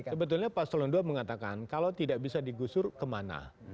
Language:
Indonesian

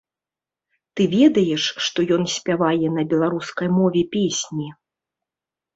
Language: Belarusian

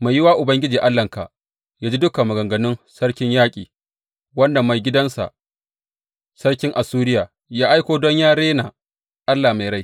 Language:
Hausa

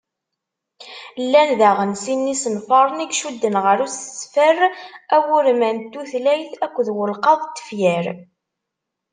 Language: Kabyle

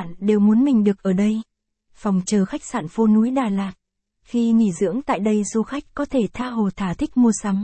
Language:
Vietnamese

